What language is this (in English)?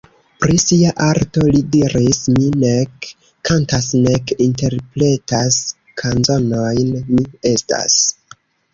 Esperanto